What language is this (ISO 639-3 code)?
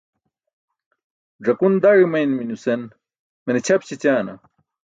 bsk